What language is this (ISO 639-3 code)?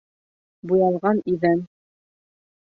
bak